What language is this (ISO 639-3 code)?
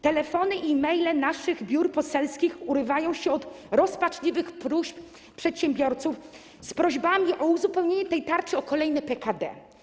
pol